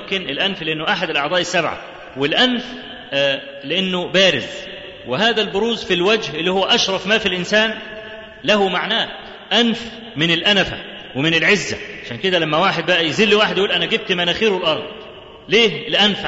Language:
Arabic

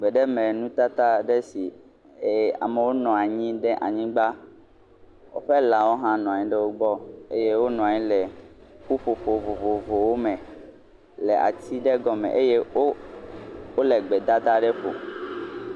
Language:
Ewe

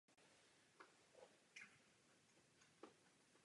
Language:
Czech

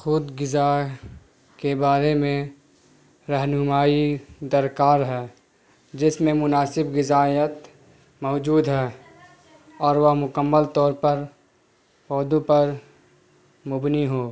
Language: Urdu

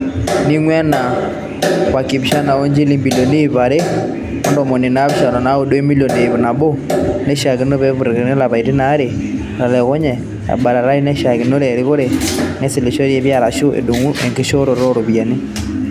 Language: Masai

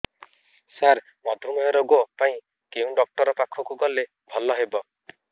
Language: Odia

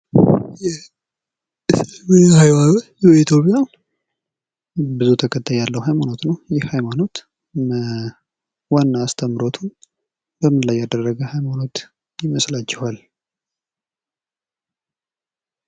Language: Amharic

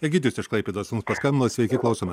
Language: Lithuanian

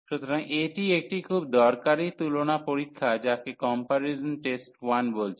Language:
Bangla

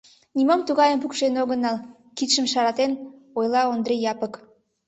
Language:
Mari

